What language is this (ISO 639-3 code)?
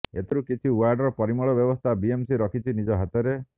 ori